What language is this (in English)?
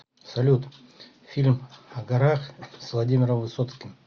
Russian